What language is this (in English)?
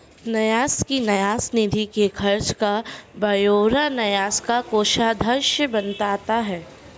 Hindi